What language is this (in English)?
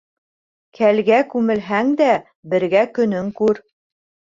Bashkir